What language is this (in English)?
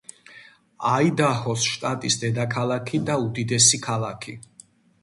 Georgian